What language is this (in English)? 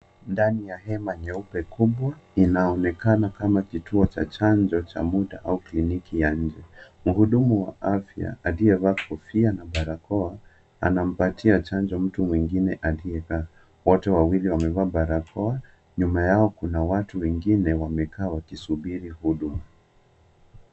Swahili